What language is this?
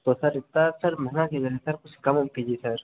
Hindi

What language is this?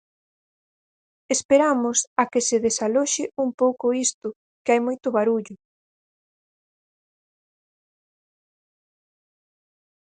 Galician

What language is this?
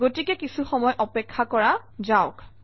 Assamese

